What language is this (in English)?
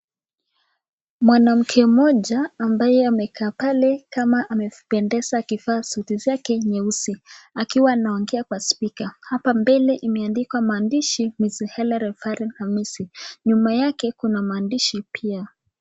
Swahili